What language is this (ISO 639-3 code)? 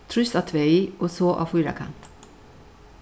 fao